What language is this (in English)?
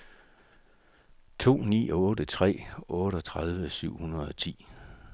Danish